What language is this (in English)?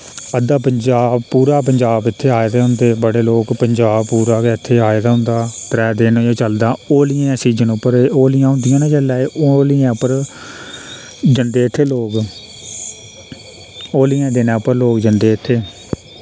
Dogri